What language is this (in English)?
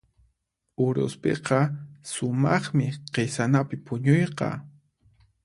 Puno Quechua